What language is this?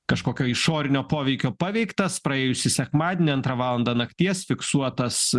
Lithuanian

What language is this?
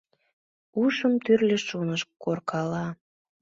Mari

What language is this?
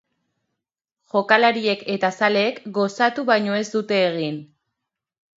Basque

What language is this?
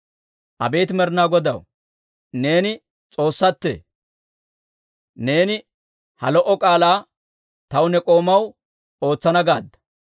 Dawro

